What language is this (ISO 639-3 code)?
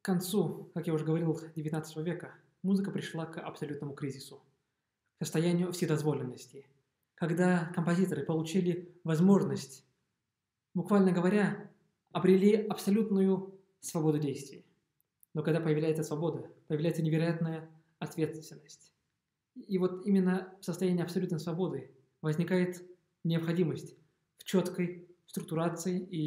rus